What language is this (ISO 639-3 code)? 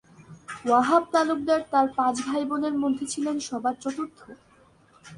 ben